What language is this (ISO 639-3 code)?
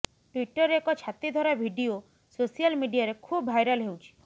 ori